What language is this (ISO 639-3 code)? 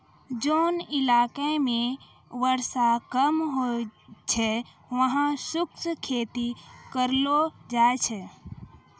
mai